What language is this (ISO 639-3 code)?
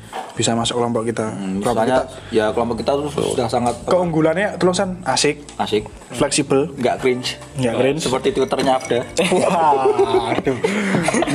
ind